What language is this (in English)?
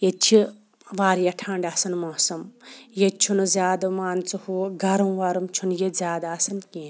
Kashmiri